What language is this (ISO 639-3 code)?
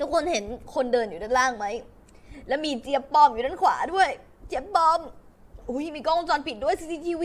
tha